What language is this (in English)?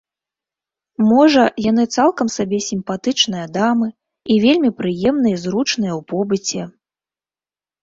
Belarusian